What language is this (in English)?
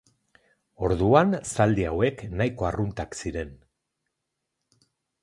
Basque